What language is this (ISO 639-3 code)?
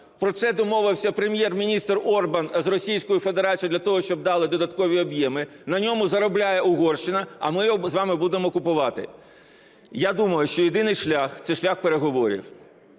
ukr